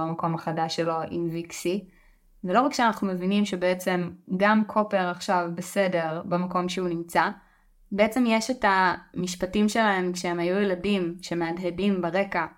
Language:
Hebrew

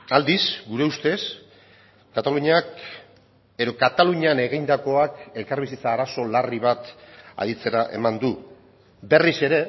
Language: Basque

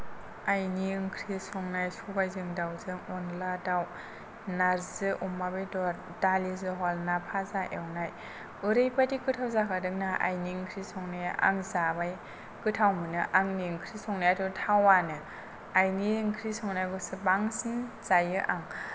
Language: Bodo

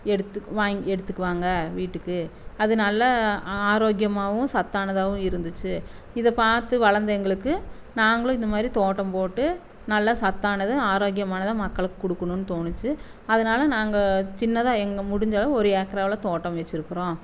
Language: Tamil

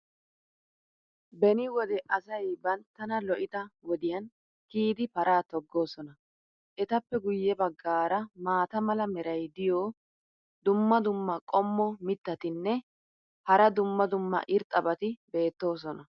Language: Wolaytta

